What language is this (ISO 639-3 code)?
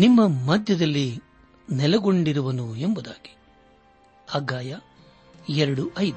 kan